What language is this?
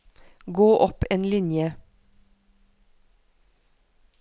Norwegian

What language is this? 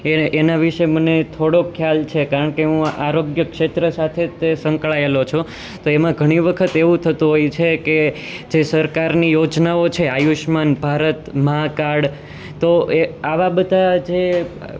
Gujarati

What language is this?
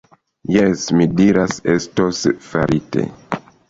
Esperanto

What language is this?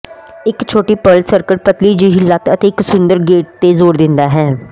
Punjabi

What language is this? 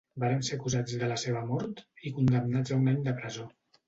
Catalan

